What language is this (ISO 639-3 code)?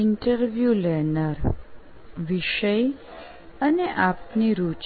guj